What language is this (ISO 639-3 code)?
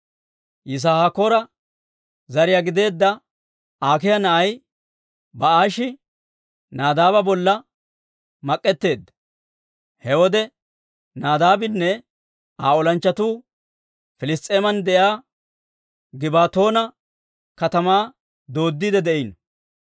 dwr